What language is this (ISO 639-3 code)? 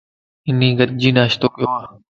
lss